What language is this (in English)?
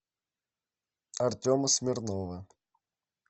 Russian